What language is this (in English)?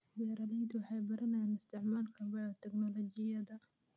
Somali